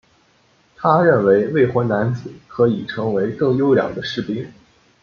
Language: Chinese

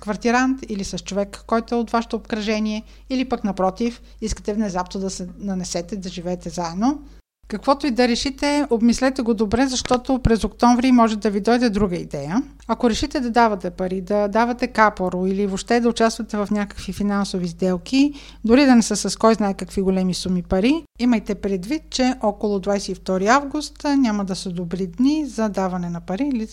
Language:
Bulgarian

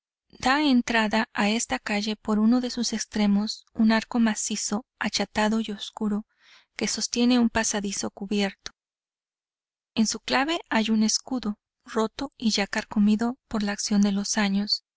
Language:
Spanish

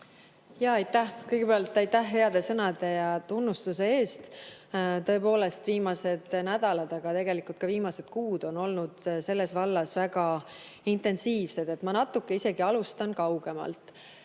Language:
Estonian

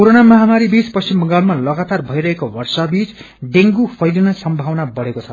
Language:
Nepali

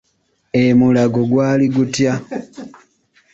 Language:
Ganda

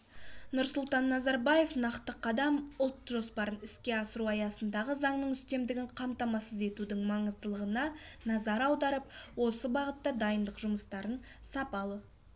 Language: Kazakh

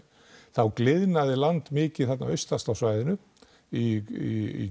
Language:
Icelandic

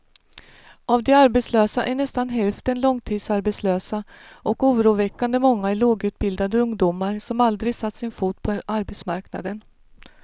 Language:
Swedish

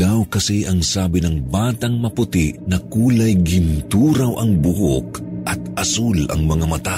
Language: Filipino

